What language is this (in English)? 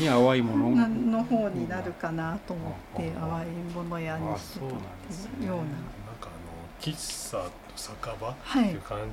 Japanese